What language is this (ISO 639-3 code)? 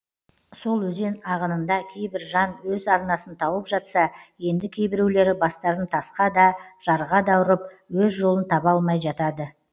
kaz